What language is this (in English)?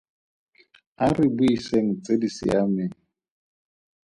Tswana